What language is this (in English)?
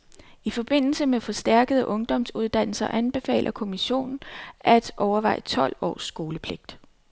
Danish